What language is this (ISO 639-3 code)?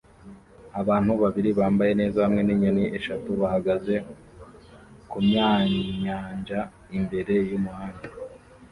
kin